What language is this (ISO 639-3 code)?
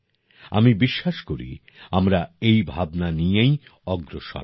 ben